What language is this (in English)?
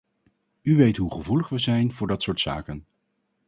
Dutch